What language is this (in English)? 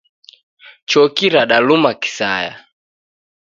Taita